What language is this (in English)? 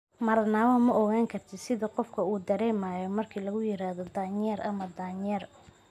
Somali